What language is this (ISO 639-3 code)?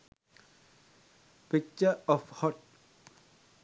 sin